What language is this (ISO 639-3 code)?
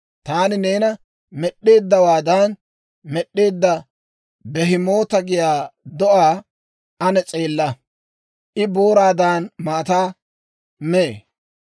dwr